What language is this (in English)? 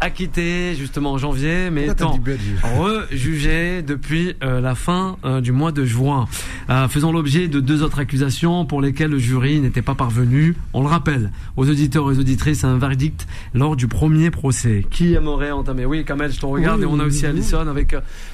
French